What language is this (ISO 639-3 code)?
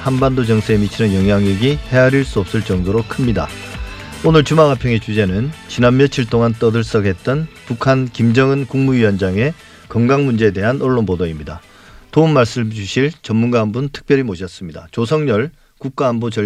kor